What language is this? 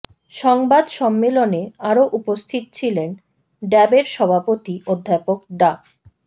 Bangla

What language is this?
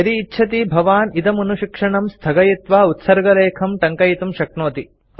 Sanskrit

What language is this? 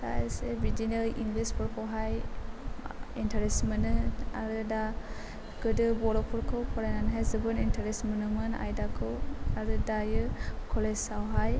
Bodo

